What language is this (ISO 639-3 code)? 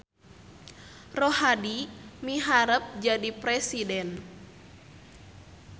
sun